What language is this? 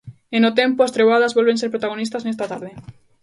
Galician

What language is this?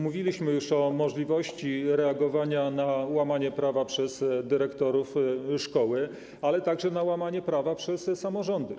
Polish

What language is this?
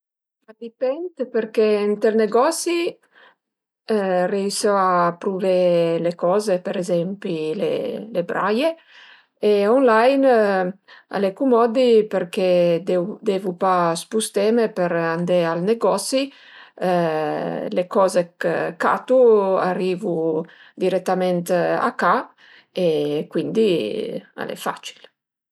Piedmontese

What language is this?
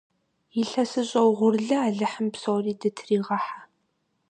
Kabardian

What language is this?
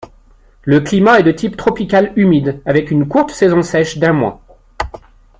French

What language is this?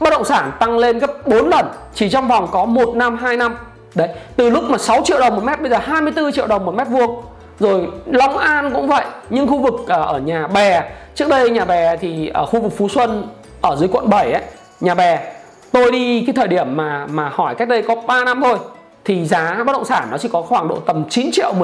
Vietnamese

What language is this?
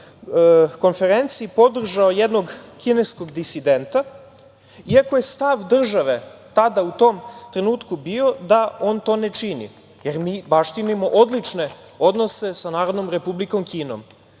Serbian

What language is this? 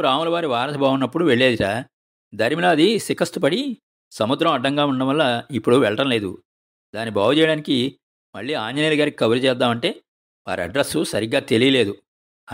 Telugu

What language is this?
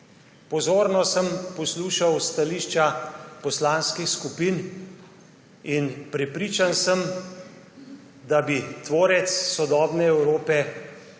Slovenian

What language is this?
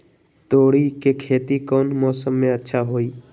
Magahi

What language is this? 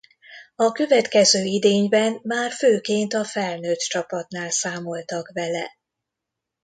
Hungarian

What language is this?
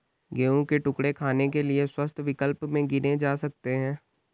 Hindi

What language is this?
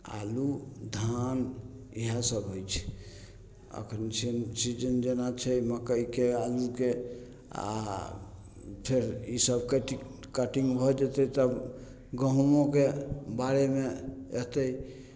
Maithili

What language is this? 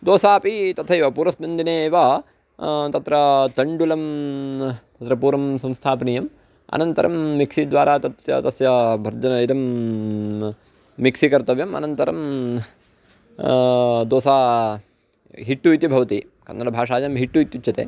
Sanskrit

